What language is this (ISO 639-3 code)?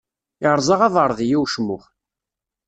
kab